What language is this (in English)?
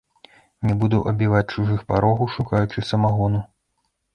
Belarusian